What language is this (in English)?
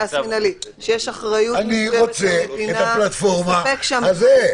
Hebrew